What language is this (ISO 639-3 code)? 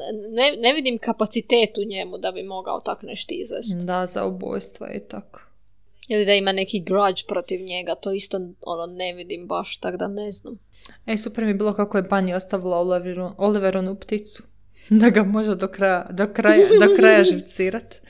hrv